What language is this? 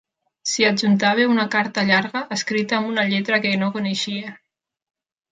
Catalan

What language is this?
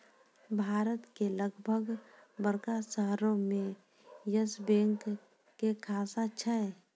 Maithili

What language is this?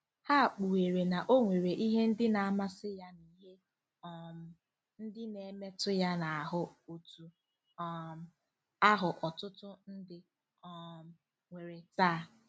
Igbo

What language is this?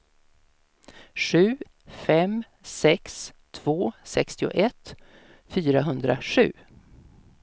Swedish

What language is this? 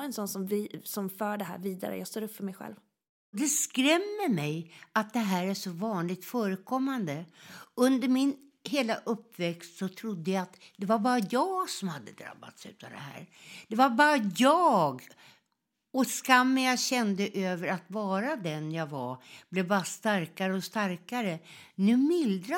Swedish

